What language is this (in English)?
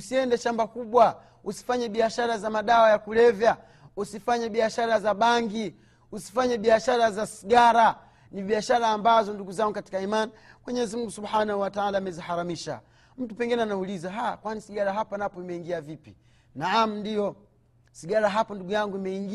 Swahili